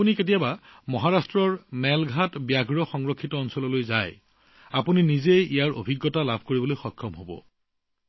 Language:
Assamese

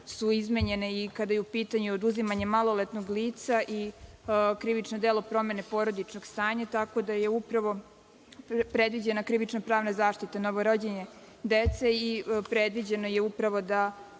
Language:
Serbian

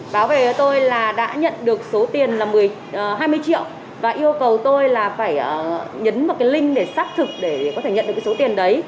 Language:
Vietnamese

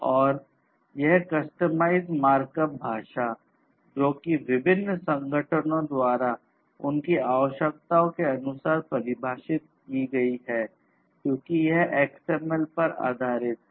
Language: Hindi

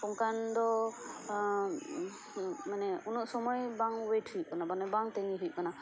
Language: Santali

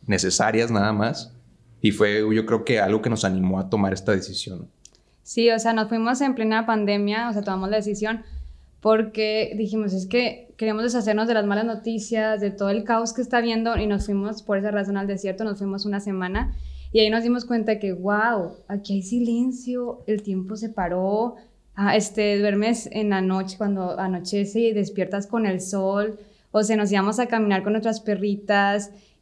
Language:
Spanish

